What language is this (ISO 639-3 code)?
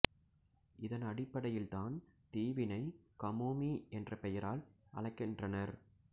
tam